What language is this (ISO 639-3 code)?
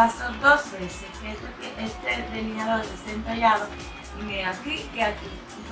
spa